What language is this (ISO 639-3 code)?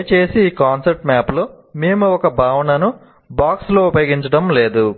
tel